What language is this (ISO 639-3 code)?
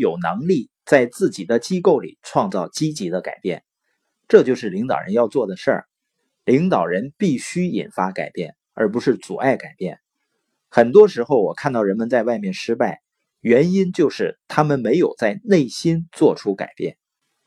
zho